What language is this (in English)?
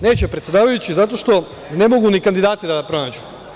Serbian